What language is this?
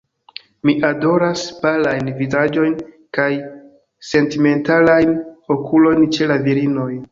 Esperanto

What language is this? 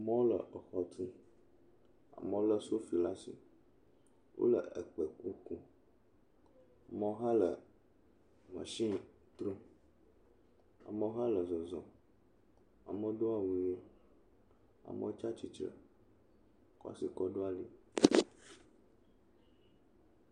Ewe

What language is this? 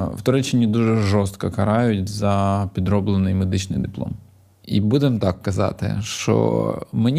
Ukrainian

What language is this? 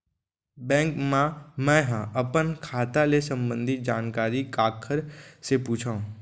Chhattisgarhi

